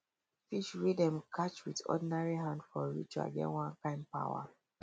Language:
Nigerian Pidgin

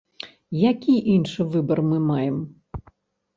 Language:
Belarusian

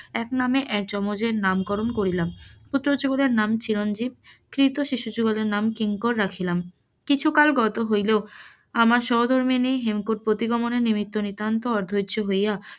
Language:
Bangla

